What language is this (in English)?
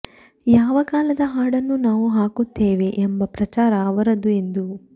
Kannada